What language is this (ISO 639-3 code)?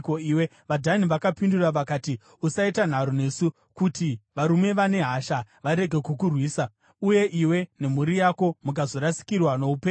sna